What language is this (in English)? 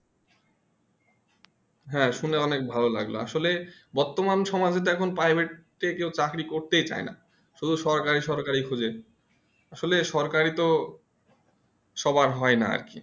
Bangla